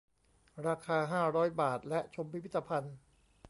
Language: Thai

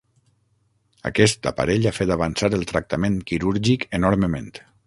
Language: Catalan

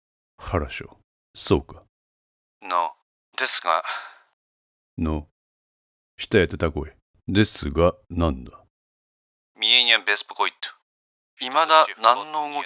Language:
Japanese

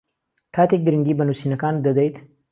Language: Central Kurdish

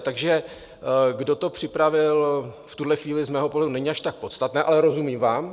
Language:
Czech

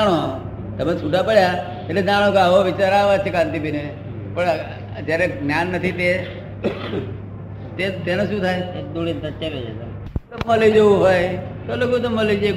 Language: Gujarati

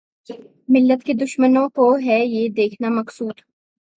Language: Urdu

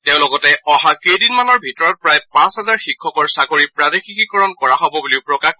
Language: Assamese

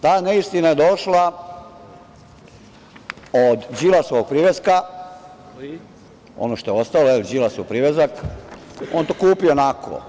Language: Serbian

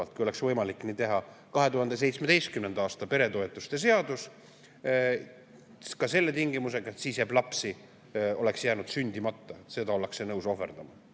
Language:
Estonian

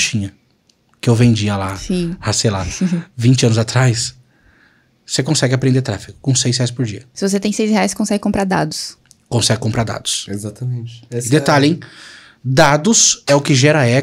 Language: Portuguese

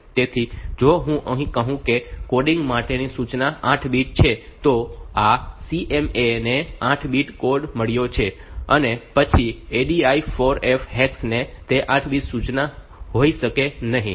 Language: Gujarati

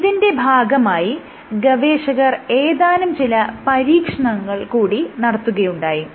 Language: Malayalam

